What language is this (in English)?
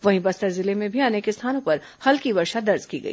Hindi